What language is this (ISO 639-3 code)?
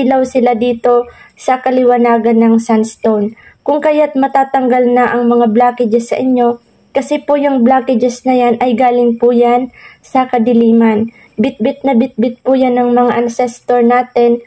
fil